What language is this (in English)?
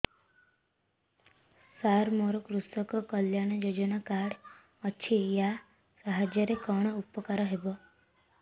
Odia